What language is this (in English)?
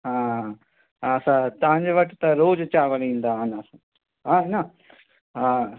Sindhi